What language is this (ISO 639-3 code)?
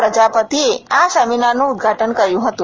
guj